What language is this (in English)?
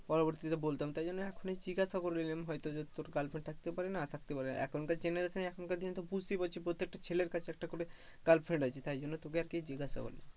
Bangla